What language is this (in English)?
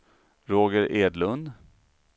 Swedish